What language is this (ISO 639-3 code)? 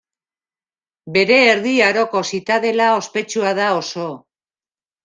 eus